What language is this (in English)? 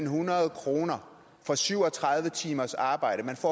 Danish